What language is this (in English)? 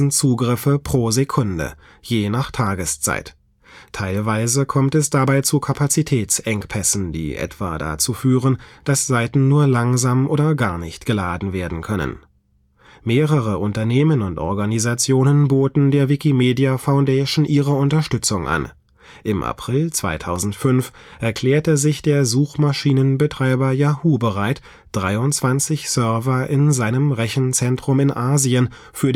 German